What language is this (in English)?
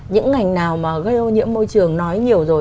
Vietnamese